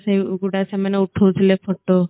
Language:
Odia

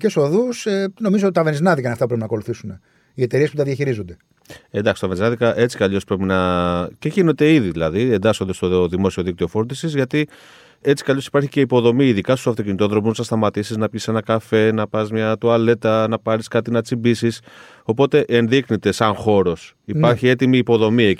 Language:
Greek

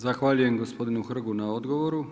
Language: Croatian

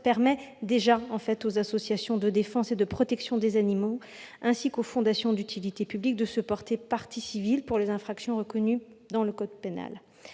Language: French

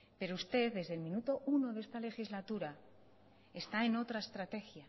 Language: Spanish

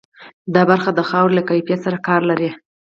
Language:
Pashto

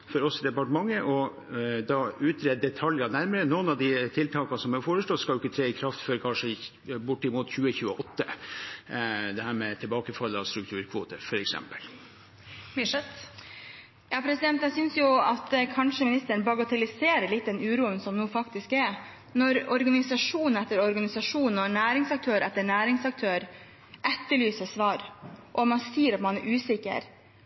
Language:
Norwegian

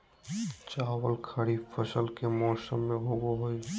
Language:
Magahi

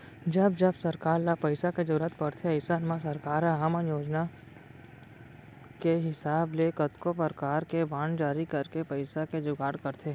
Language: Chhattisgarhi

